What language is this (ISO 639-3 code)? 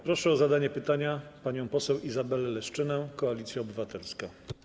pol